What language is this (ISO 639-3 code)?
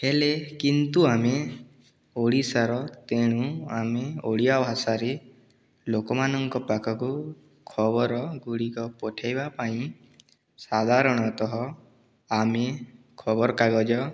ori